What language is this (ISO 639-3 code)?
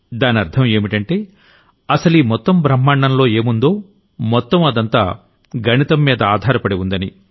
tel